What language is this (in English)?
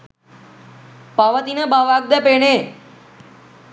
Sinhala